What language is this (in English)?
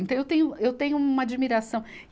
Portuguese